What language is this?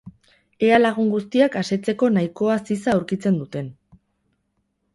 Basque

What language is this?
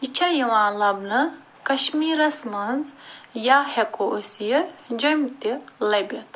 Kashmiri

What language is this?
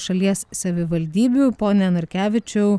Lithuanian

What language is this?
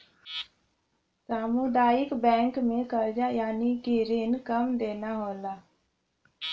Bhojpuri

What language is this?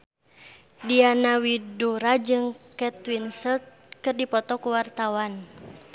Sundanese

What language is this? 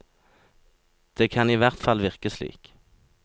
Norwegian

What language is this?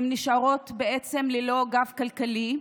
Hebrew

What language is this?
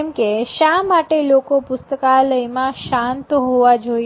Gujarati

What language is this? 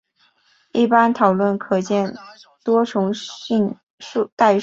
Chinese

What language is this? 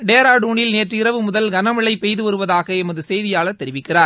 Tamil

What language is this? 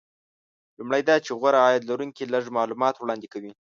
Pashto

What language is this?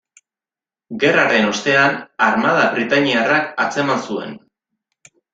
Basque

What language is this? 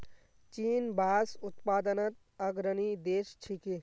Magahi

